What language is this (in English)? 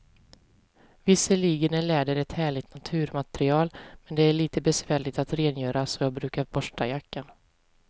Swedish